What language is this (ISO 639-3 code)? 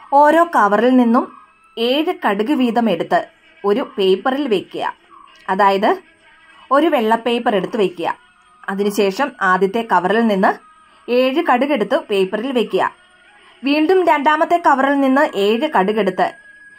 ara